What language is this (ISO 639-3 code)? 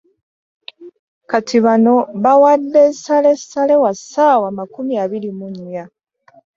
lug